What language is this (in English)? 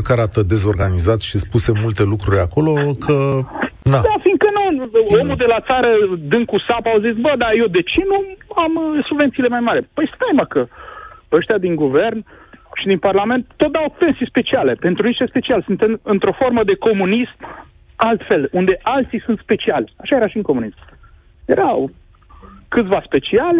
Romanian